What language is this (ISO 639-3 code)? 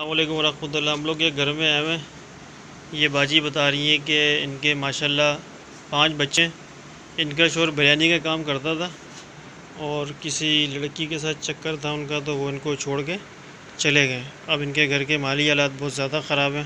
hin